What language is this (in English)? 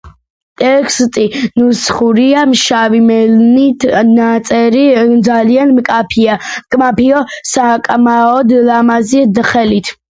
Georgian